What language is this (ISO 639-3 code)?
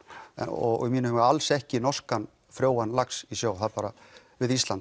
isl